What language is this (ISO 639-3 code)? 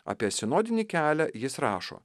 lit